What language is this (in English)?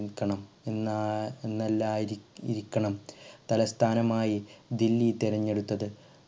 Malayalam